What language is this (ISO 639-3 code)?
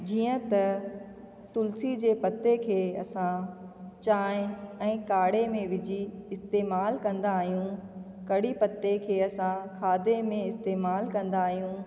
snd